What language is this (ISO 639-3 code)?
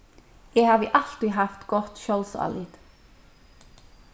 fao